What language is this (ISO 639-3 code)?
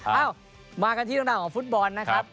tha